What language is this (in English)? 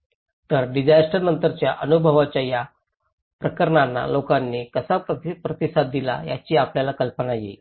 Marathi